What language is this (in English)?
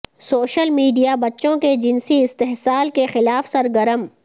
Urdu